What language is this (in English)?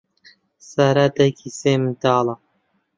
Central Kurdish